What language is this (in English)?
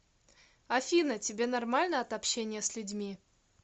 Russian